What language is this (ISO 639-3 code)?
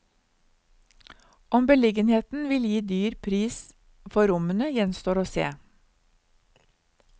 nor